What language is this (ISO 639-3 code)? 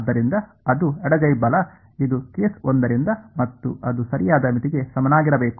kan